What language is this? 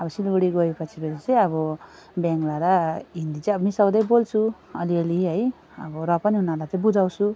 Nepali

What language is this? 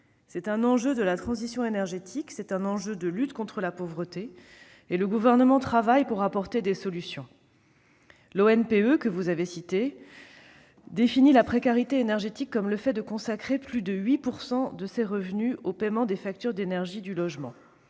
French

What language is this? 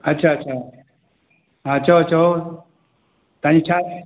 Sindhi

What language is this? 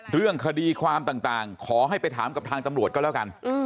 Thai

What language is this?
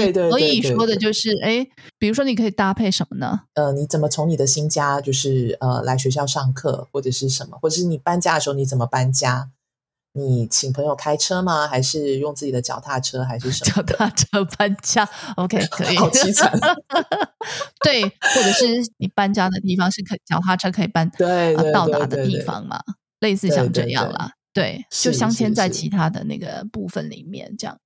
Chinese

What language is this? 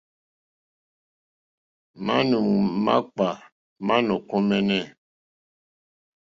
Mokpwe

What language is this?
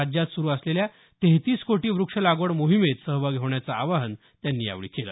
Marathi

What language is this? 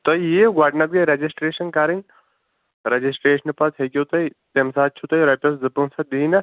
Kashmiri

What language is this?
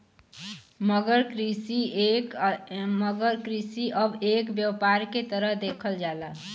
Bhojpuri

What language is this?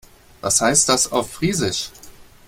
German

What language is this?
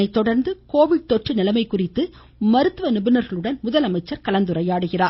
Tamil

